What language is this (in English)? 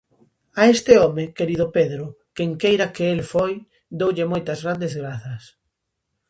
Galician